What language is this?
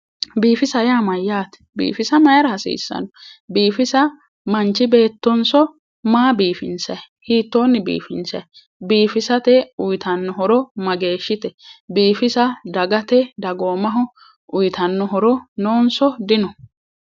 Sidamo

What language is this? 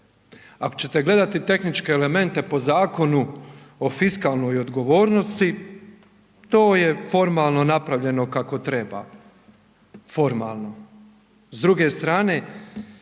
Croatian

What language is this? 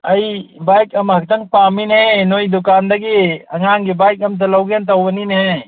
Manipuri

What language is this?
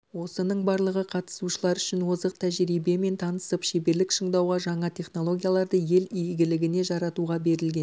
Kazakh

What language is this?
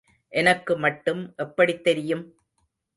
Tamil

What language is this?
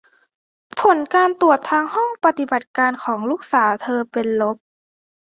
Thai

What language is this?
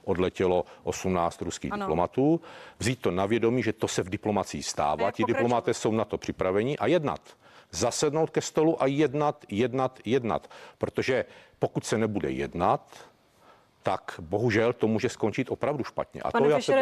Czech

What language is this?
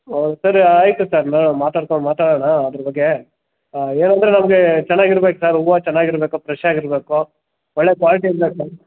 Kannada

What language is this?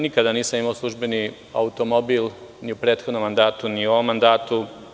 Serbian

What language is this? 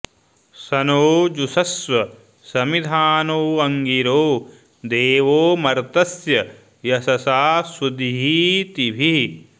Sanskrit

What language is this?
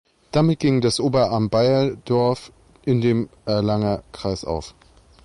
German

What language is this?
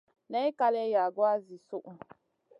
Masana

